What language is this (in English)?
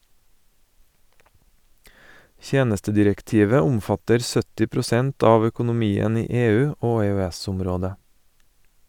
Norwegian